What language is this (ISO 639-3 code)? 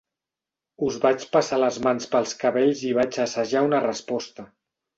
cat